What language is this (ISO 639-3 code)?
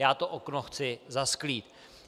ces